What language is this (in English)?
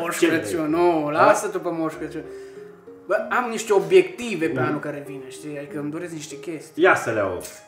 Romanian